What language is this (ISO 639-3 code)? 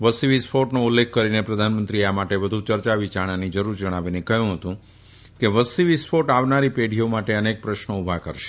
guj